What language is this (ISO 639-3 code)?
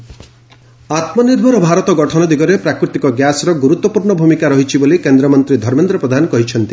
ori